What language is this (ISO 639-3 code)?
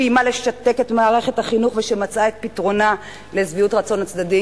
heb